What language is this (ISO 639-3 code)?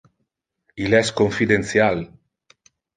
ina